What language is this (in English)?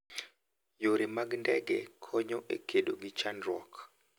Luo (Kenya and Tanzania)